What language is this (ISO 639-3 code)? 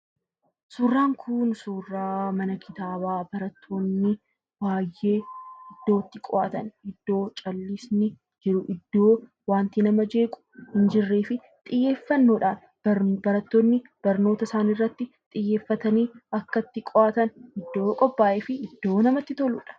orm